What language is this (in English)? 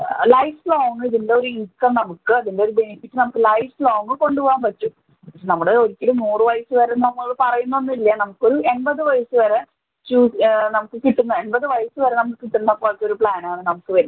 Malayalam